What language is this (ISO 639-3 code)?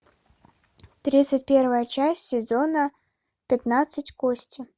rus